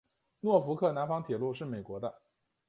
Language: Chinese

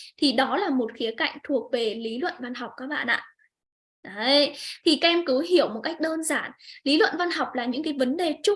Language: Vietnamese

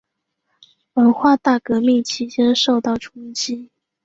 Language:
Chinese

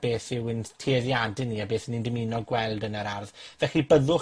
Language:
Welsh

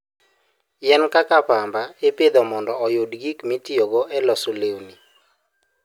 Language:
Luo (Kenya and Tanzania)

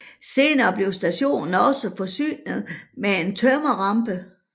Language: Danish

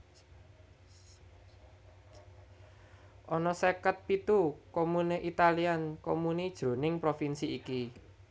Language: Javanese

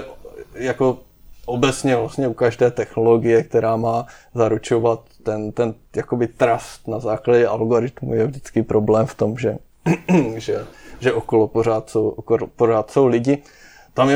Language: Czech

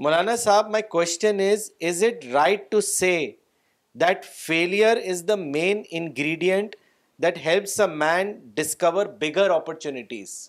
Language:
Urdu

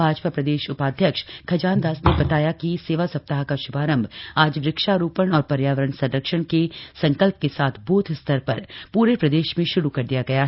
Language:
Hindi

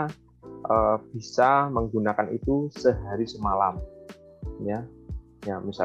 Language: Indonesian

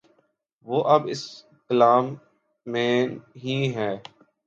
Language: Urdu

